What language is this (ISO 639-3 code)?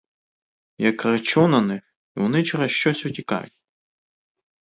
ukr